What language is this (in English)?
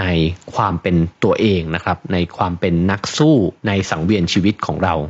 Thai